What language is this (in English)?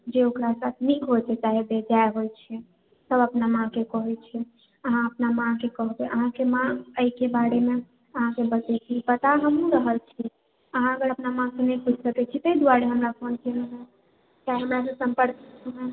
Maithili